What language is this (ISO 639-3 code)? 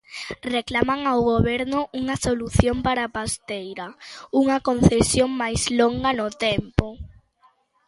glg